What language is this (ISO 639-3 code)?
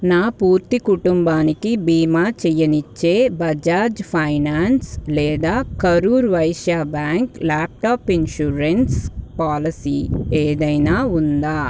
tel